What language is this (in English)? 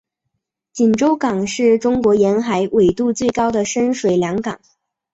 Chinese